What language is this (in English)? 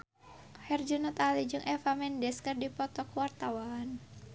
Sundanese